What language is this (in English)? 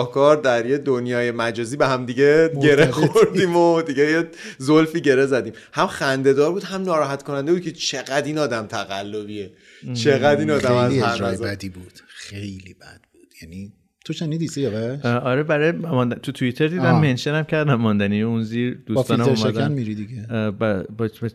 Persian